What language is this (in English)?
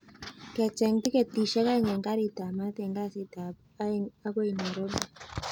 Kalenjin